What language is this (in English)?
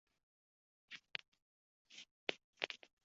Uzbek